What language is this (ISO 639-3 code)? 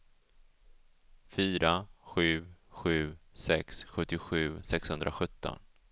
swe